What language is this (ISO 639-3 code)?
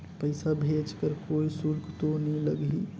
hne